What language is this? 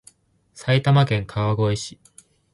Japanese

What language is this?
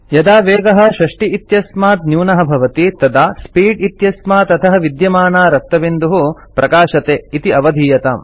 Sanskrit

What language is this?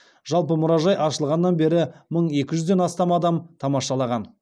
Kazakh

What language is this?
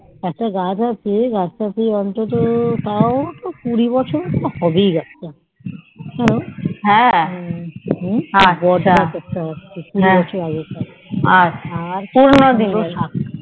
Bangla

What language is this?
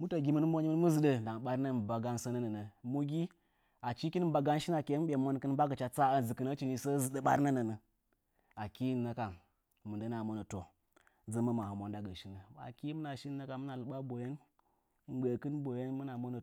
Nzanyi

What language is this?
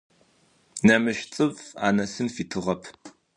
Adyghe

